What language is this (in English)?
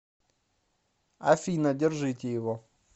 Russian